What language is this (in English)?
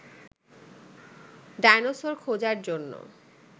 Bangla